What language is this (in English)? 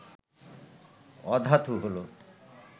Bangla